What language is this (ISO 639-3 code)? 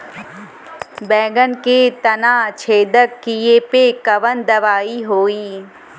bho